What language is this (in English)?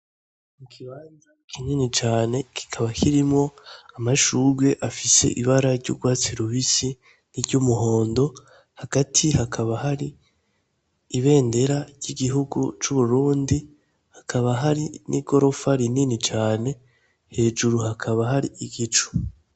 Rundi